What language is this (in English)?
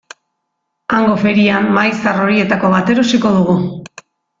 Basque